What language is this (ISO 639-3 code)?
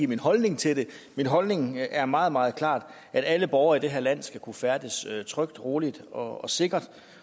dan